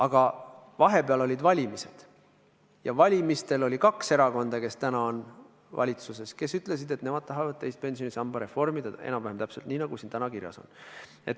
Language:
Estonian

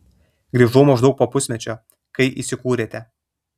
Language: Lithuanian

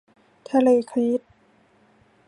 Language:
Thai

